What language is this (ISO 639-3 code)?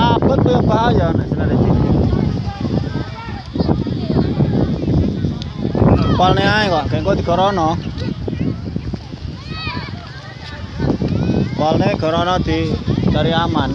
ind